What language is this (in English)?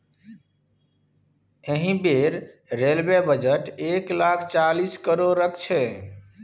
Maithili